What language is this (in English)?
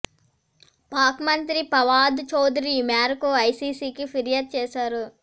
Telugu